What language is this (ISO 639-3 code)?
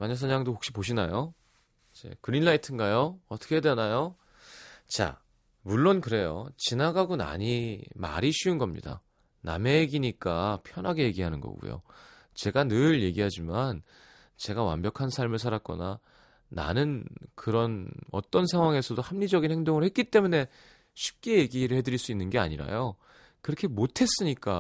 kor